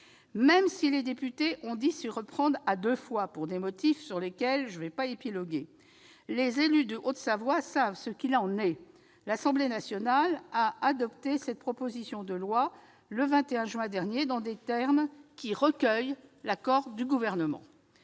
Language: French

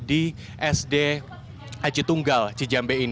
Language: Indonesian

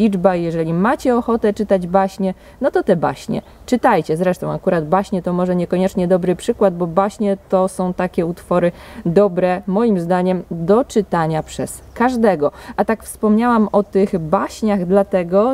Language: Polish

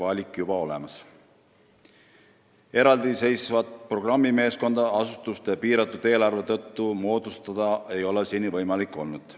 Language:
Estonian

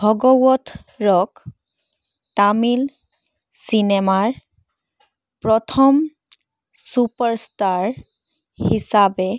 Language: Assamese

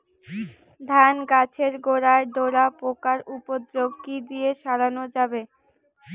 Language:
Bangla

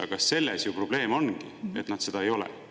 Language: Estonian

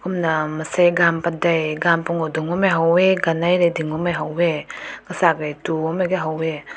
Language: Rongmei Naga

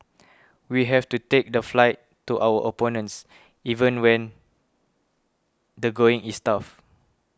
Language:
English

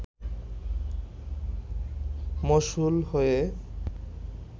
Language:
Bangla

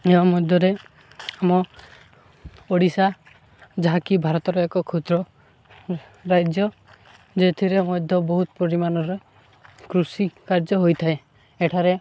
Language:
Odia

